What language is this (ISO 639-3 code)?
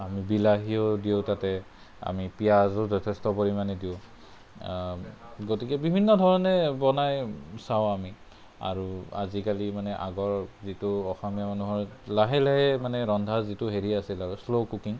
asm